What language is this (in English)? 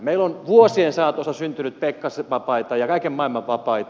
Finnish